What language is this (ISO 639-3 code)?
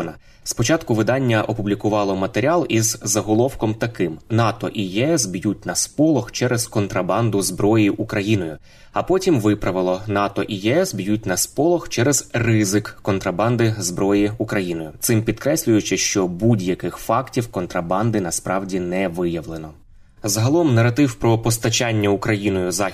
ukr